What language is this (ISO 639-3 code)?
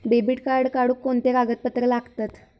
mar